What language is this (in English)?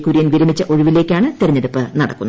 Malayalam